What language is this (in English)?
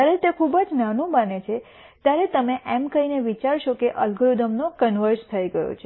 Gujarati